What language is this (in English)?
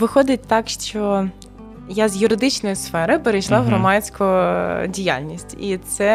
Ukrainian